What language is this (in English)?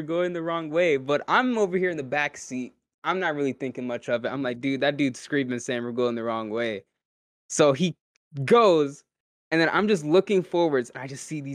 English